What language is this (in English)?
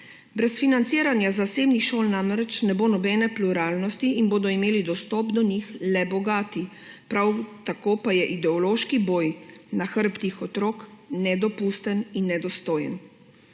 Slovenian